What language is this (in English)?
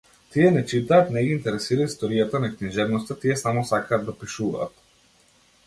Macedonian